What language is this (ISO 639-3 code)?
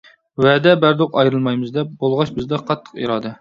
uig